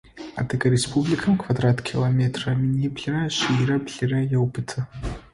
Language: Adyghe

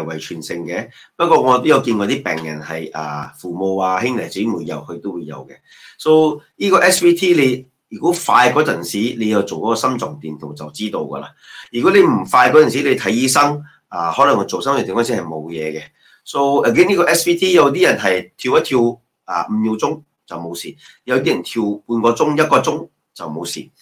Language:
Chinese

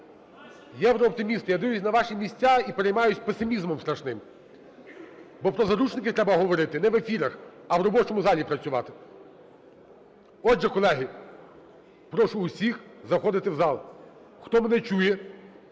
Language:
Ukrainian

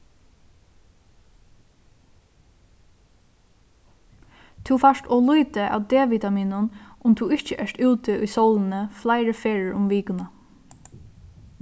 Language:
Faroese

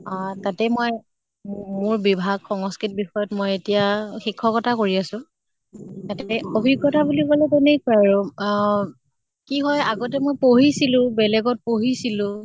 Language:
Assamese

